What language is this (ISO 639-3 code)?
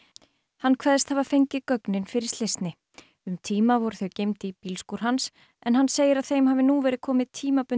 isl